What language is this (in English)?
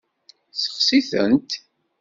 Kabyle